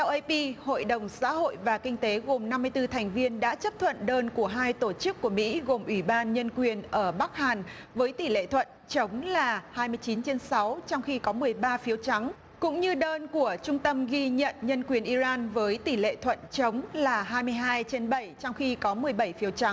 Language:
Vietnamese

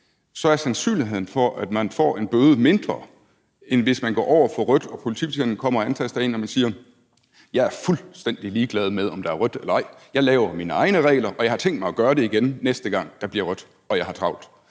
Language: Danish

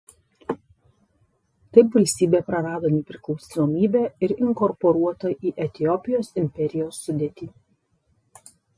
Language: Lithuanian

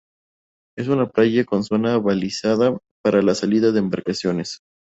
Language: Spanish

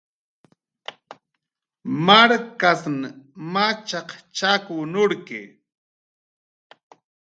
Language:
Jaqaru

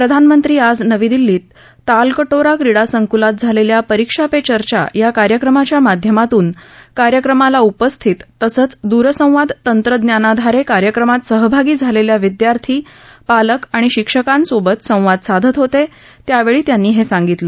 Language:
Marathi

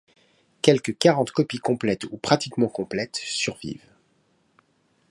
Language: French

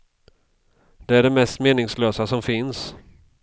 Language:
Swedish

